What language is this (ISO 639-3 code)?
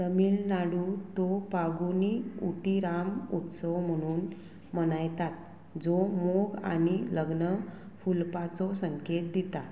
kok